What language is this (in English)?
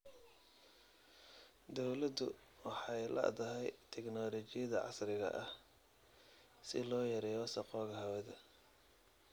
Somali